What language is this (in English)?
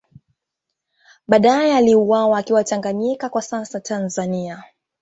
Swahili